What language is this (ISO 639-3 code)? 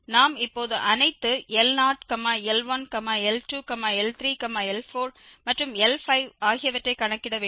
tam